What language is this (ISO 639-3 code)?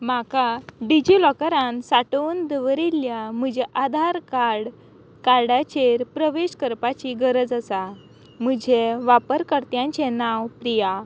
kok